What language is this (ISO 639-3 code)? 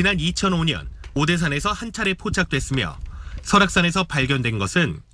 kor